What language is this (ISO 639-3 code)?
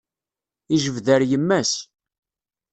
kab